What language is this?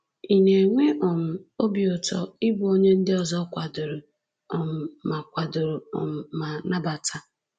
Igbo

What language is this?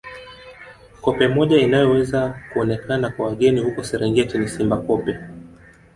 Swahili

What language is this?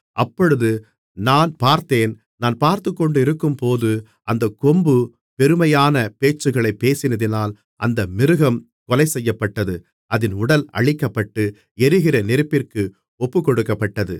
Tamil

